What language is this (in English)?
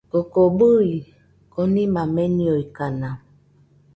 Nüpode Huitoto